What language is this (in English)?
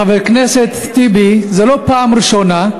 Hebrew